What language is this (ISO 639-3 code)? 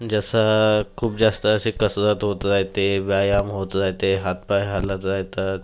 mar